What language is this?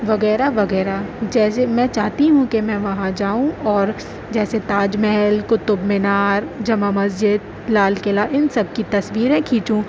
Urdu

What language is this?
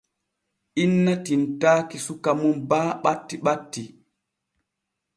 Borgu Fulfulde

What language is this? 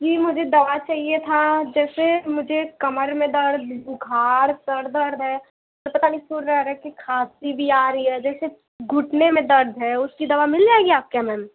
Hindi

